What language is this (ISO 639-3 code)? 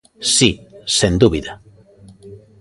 glg